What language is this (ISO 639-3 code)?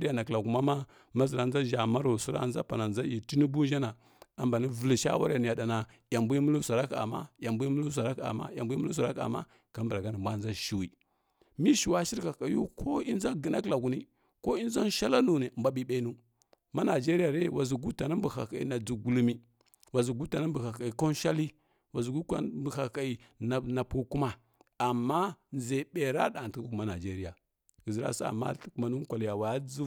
fkk